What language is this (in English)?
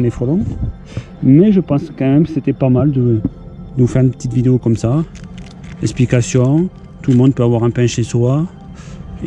French